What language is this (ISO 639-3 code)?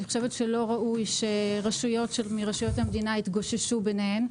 heb